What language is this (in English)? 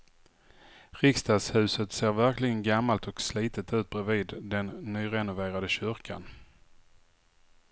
Swedish